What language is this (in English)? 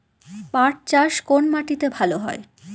Bangla